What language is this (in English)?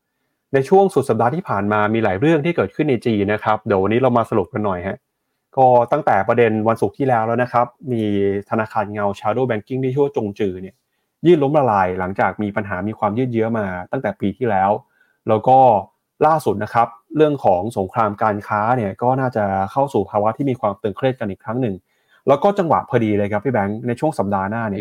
Thai